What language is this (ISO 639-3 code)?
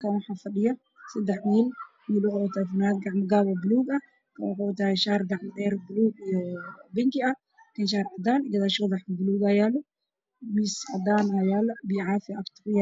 som